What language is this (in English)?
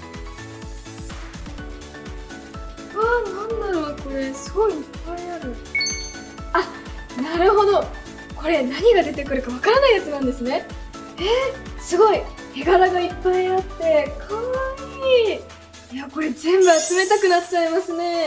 Japanese